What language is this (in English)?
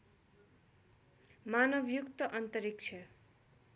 Nepali